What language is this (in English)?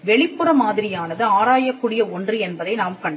Tamil